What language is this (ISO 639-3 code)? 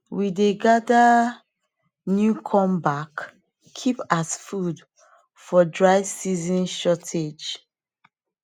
pcm